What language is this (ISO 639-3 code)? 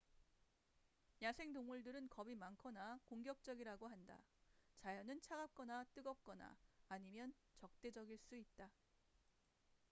kor